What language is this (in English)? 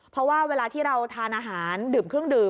Thai